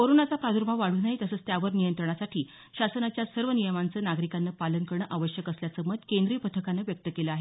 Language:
Marathi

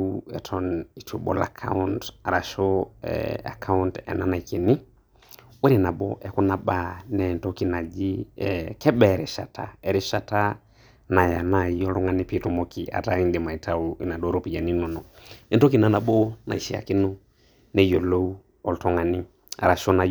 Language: Masai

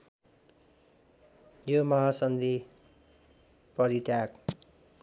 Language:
Nepali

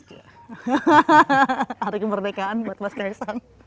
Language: Indonesian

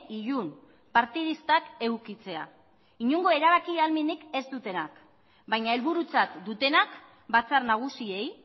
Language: Basque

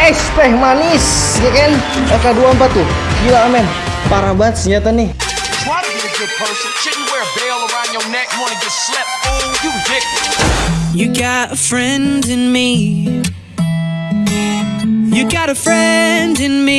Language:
Indonesian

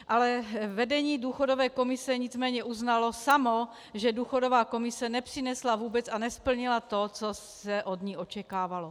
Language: Czech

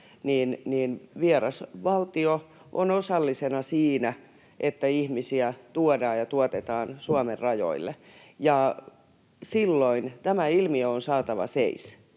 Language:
Finnish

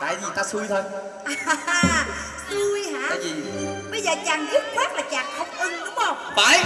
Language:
Vietnamese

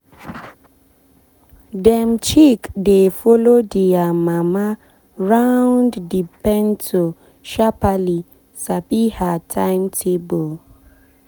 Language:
Nigerian Pidgin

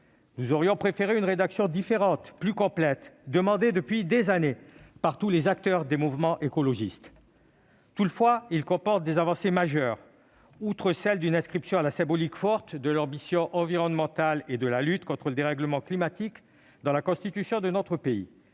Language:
French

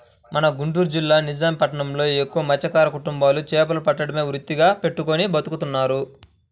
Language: Telugu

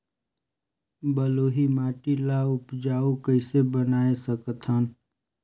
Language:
Chhattisgarhi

